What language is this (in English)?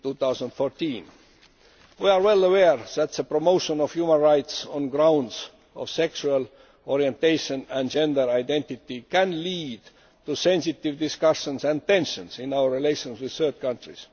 English